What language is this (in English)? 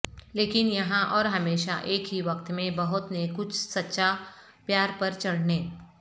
Urdu